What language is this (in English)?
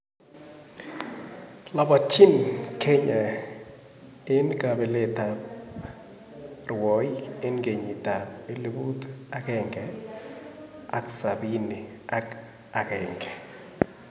Kalenjin